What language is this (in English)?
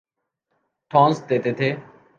Urdu